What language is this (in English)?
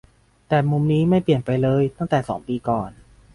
Thai